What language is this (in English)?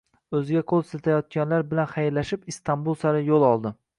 Uzbek